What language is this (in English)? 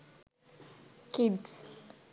Sinhala